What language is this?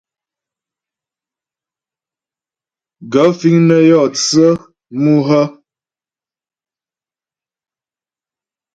Ghomala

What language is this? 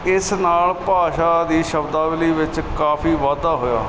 Punjabi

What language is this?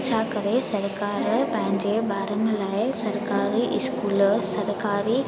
Sindhi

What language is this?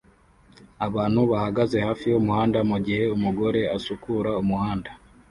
Kinyarwanda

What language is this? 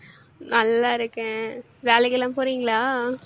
Tamil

